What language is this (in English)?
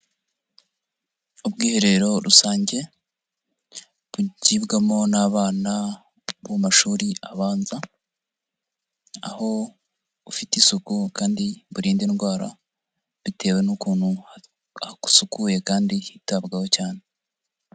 Kinyarwanda